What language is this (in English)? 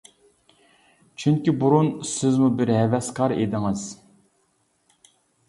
Uyghur